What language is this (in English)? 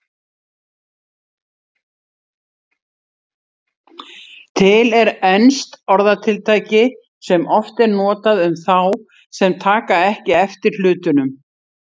Icelandic